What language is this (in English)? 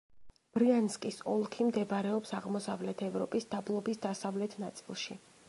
Georgian